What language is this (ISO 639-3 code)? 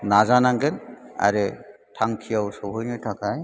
brx